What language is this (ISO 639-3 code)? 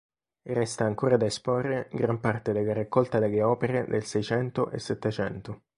ita